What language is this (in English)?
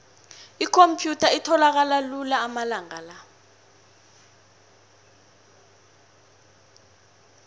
South Ndebele